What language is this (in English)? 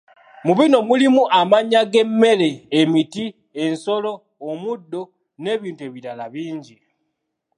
Ganda